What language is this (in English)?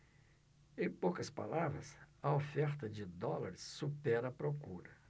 Portuguese